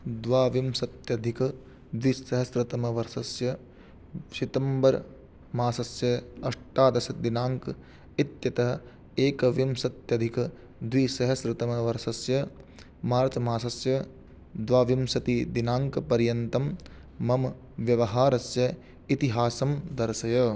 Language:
Sanskrit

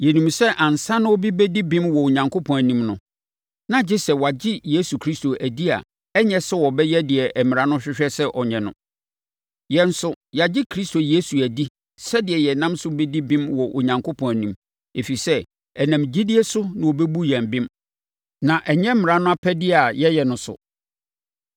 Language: Akan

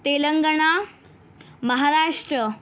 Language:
Marathi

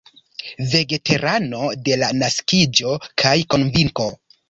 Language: Esperanto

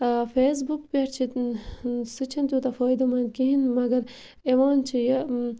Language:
Kashmiri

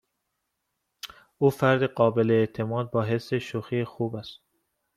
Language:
Persian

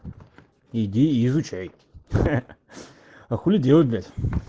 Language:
Russian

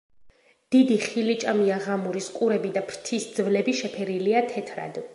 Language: Georgian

